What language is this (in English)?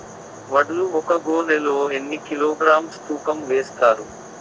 Telugu